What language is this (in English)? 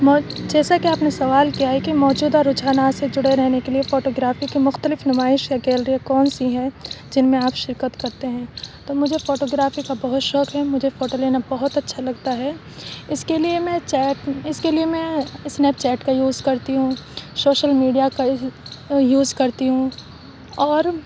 Urdu